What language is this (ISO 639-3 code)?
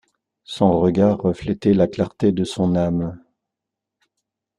fra